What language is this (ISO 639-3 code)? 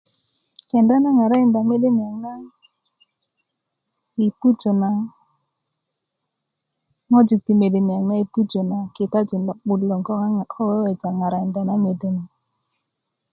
ukv